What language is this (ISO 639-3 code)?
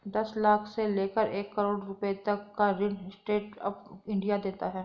hin